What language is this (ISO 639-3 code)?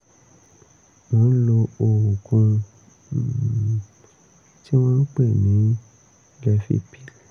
yor